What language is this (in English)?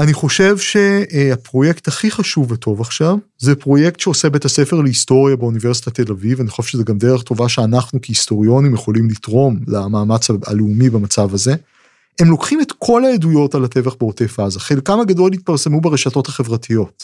Hebrew